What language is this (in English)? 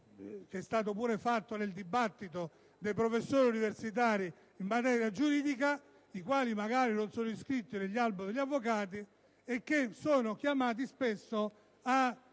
Italian